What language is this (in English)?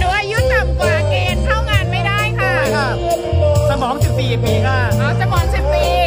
Thai